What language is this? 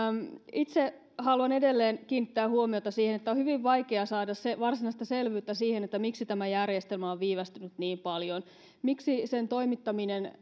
Finnish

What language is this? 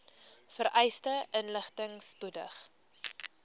Afrikaans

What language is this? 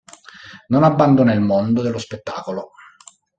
Italian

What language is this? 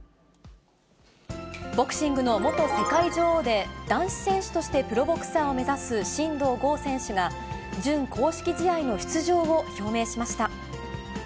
Japanese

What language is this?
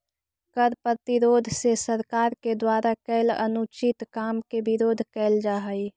Magahi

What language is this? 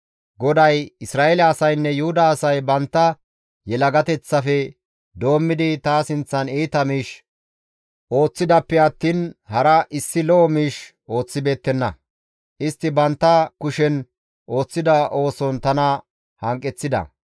Gamo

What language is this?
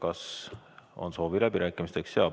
Estonian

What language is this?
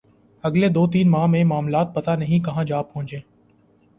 Urdu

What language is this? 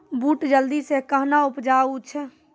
Maithili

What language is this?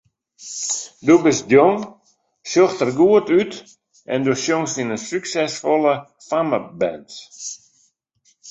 Western Frisian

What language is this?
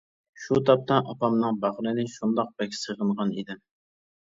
Uyghur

